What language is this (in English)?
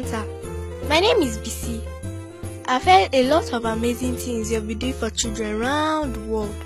English